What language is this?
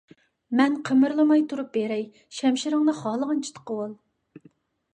Uyghur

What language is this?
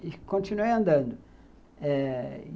Portuguese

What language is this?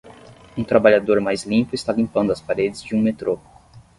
Portuguese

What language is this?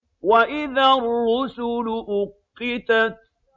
Arabic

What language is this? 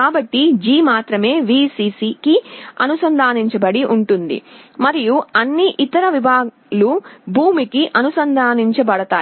Telugu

